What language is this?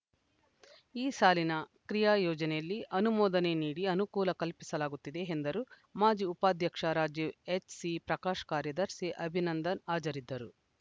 Kannada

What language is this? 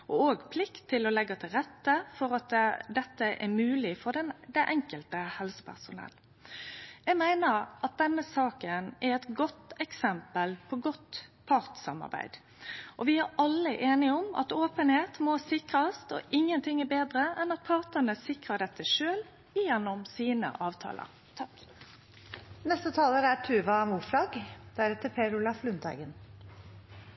Norwegian Nynorsk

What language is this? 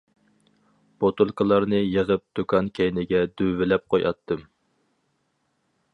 Uyghur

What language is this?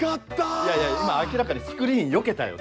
Japanese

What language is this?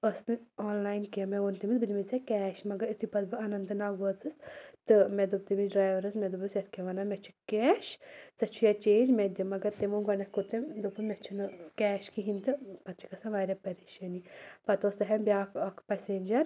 Kashmiri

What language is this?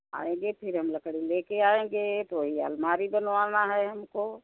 Hindi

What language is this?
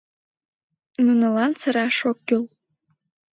Mari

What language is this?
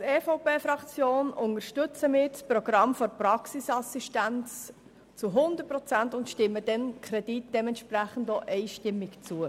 Swiss German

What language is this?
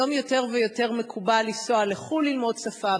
Hebrew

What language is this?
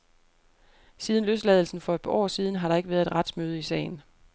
Danish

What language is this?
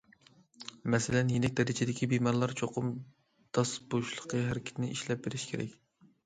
Uyghur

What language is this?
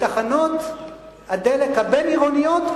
Hebrew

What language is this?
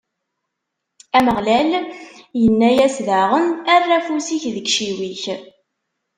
Kabyle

